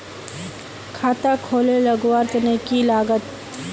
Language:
Magahi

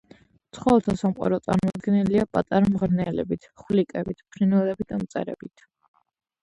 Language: Georgian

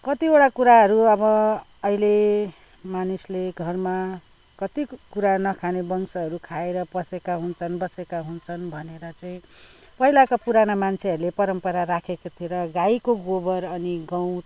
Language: Nepali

